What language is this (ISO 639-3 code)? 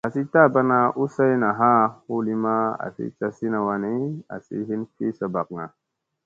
mse